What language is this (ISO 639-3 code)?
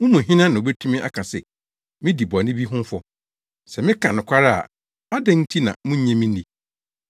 aka